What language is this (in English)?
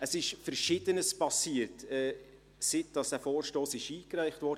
Swiss German